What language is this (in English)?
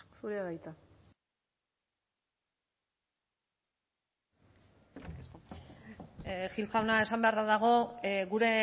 Basque